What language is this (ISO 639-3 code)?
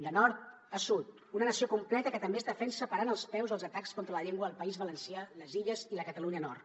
cat